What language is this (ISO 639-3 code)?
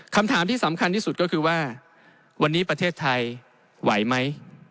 tha